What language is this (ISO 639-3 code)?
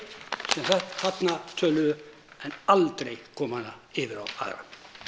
isl